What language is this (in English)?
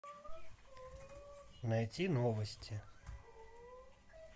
Russian